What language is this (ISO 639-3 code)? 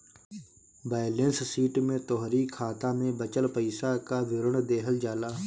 bho